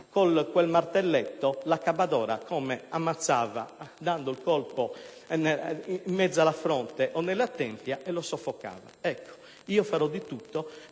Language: Italian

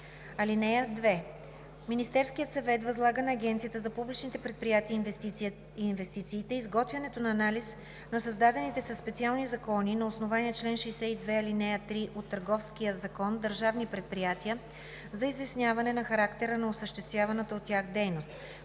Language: Bulgarian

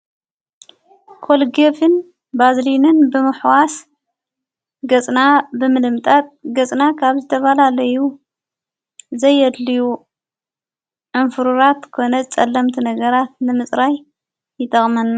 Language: Tigrinya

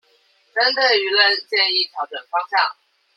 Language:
Chinese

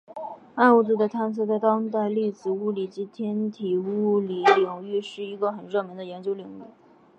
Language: Chinese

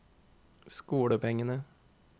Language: Norwegian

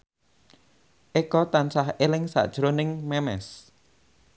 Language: Javanese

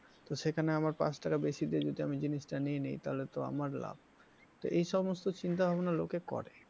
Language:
Bangla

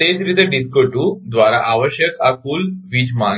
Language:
Gujarati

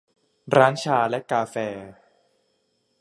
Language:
Thai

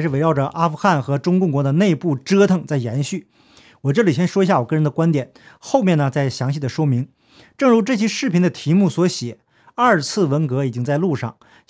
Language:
Chinese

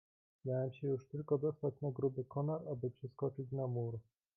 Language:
Polish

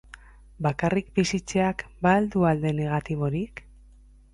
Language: Basque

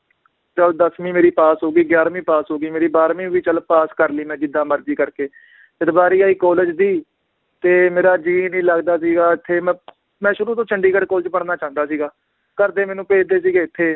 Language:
Punjabi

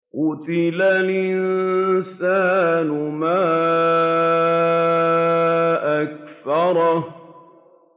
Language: Arabic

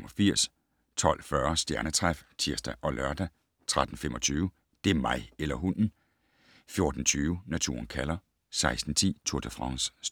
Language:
Danish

